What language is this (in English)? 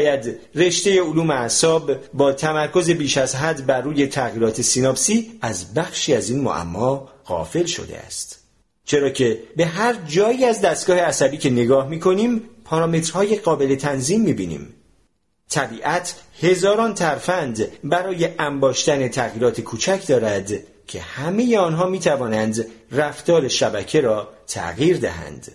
Persian